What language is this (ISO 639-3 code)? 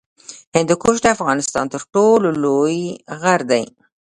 pus